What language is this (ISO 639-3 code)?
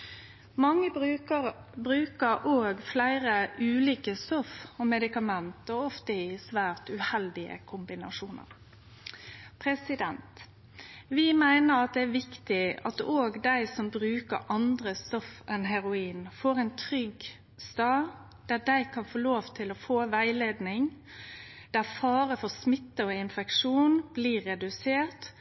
nno